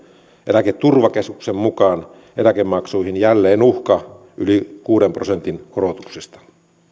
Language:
Finnish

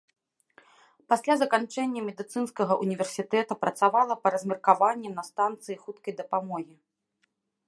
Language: Belarusian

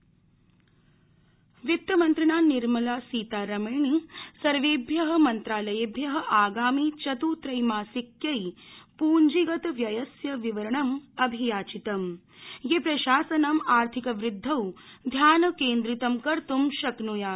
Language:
Sanskrit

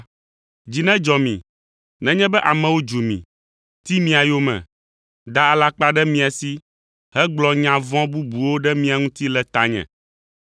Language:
Ewe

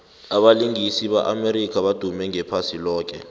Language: South Ndebele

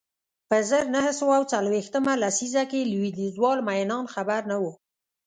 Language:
Pashto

